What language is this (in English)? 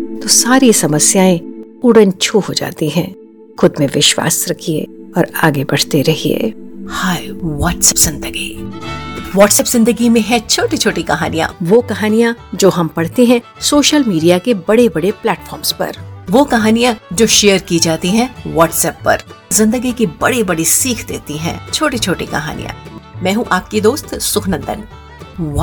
Hindi